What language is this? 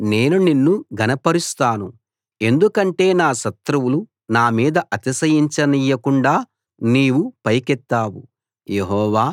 Telugu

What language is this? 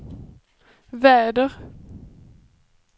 Swedish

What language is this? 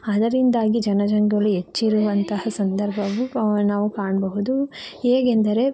Kannada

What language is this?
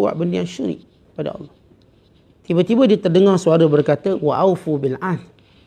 Malay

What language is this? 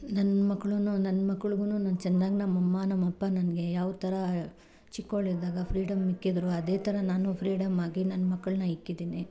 Kannada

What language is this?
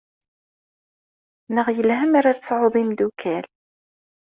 Kabyle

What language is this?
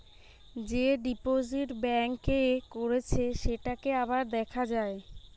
Bangla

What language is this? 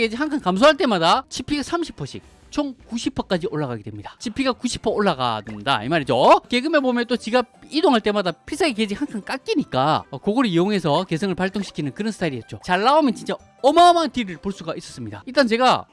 Korean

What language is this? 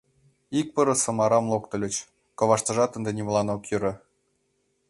Mari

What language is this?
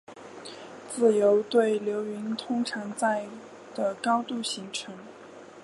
Chinese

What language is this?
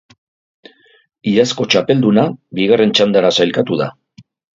Basque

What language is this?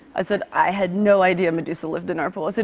English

